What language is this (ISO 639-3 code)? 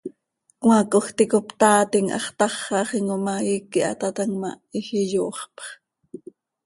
sei